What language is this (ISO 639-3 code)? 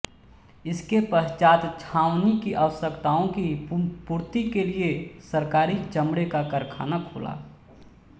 hin